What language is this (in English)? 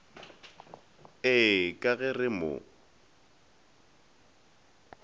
Northern Sotho